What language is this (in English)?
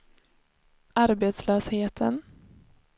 Swedish